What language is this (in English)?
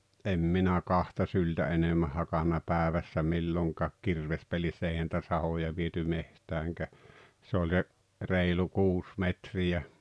Finnish